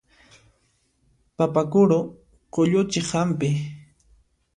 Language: Puno Quechua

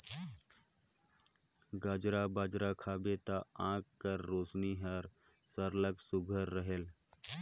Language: Chhattisgarhi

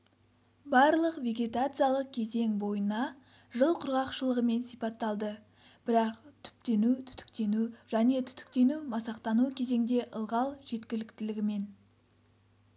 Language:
Kazakh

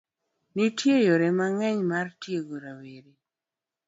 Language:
Luo (Kenya and Tanzania)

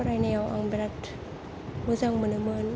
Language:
Bodo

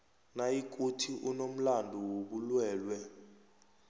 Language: South Ndebele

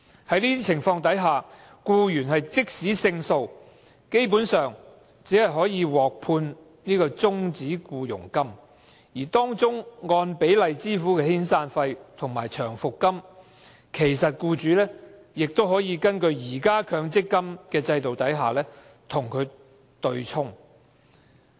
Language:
Cantonese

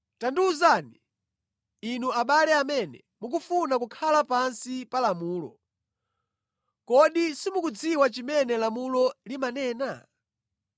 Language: Nyanja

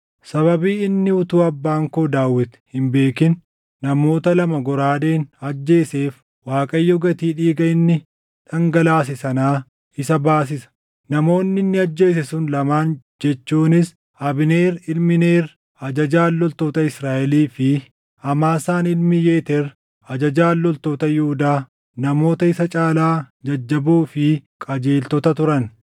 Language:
Oromo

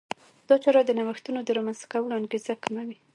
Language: Pashto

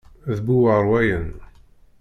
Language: Kabyle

